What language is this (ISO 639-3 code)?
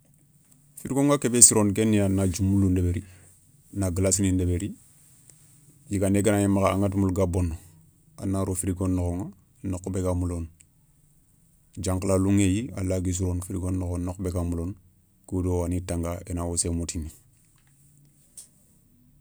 snk